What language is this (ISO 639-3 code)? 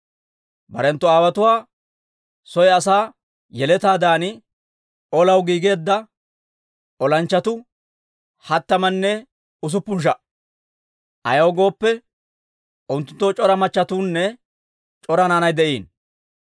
dwr